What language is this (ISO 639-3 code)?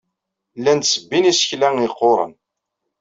kab